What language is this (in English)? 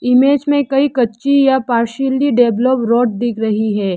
Hindi